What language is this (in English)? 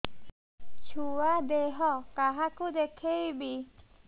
Odia